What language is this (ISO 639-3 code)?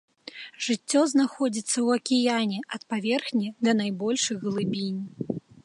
bel